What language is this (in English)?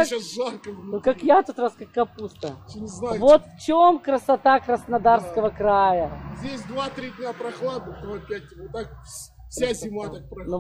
Russian